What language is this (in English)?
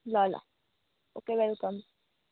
Nepali